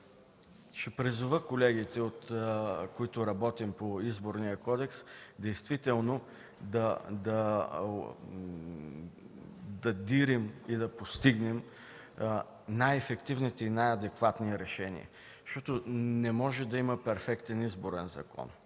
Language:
Bulgarian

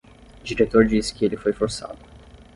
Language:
Portuguese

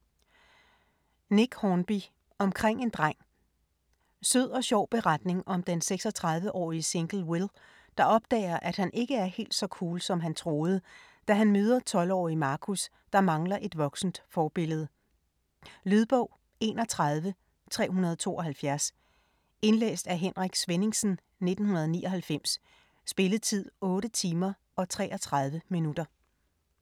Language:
Danish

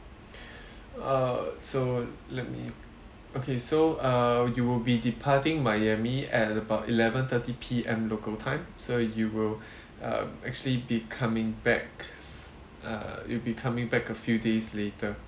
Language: English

